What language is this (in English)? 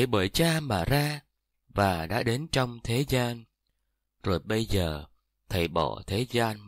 Vietnamese